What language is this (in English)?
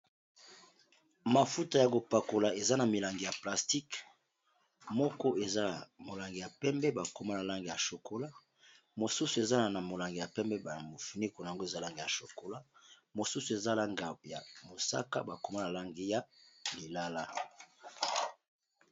Lingala